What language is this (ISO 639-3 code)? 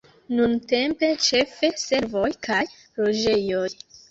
epo